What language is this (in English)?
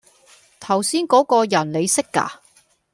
Cantonese